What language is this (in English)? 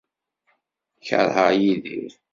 Kabyle